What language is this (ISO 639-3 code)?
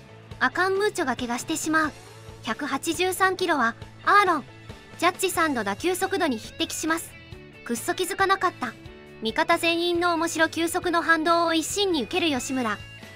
jpn